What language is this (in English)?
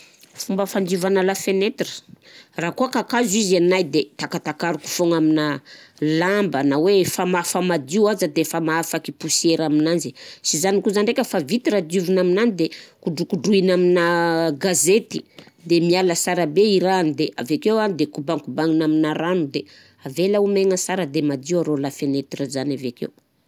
Southern Betsimisaraka Malagasy